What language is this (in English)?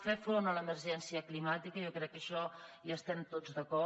Catalan